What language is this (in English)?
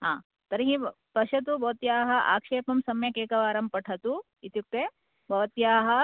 Sanskrit